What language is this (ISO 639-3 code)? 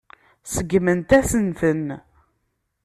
kab